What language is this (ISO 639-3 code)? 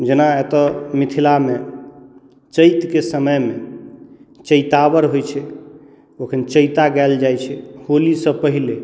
mai